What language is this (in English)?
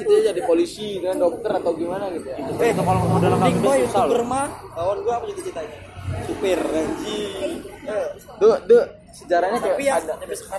Indonesian